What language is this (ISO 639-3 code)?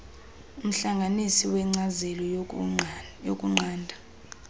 xho